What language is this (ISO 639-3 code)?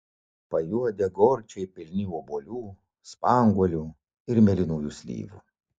lit